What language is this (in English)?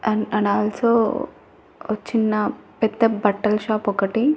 Telugu